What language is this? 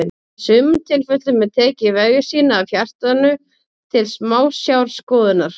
Icelandic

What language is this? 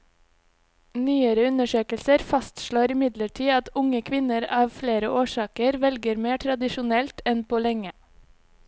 Norwegian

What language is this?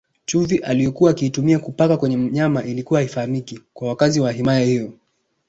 Swahili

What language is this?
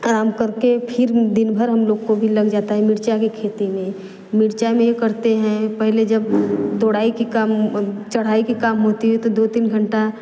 Hindi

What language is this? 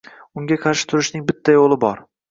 Uzbek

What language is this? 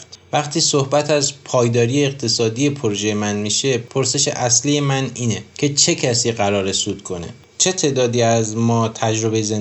Persian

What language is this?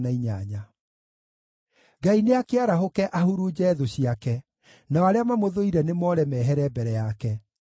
Kikuyu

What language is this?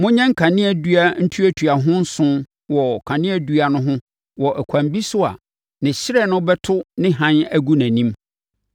Akan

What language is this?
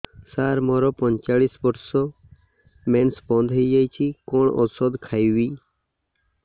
Odia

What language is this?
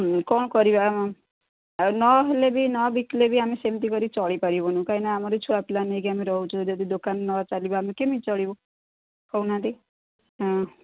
Odia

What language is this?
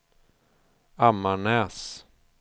Swedish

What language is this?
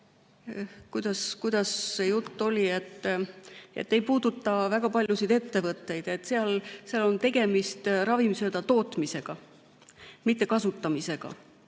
Estonian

